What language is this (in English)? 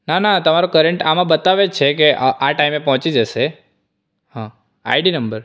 Gujarati